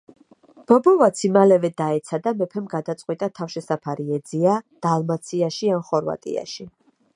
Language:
Georgian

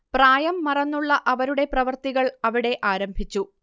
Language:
Malayalam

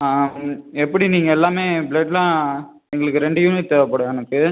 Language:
Tamil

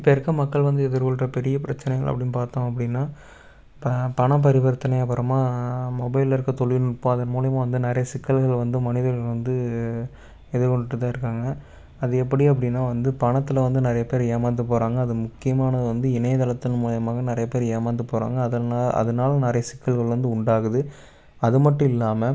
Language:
Tamil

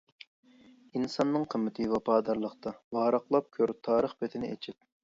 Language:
Uyghur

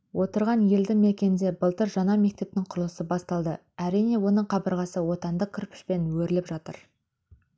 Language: Kazakh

